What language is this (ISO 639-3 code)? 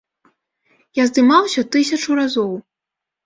bel